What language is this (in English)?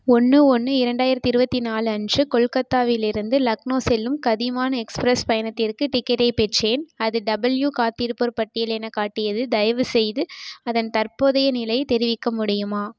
Tamil